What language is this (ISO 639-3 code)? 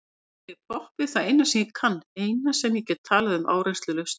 isl